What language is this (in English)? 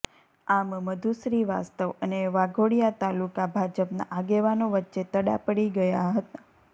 Gujarati